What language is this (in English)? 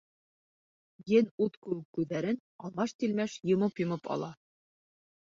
Bashkir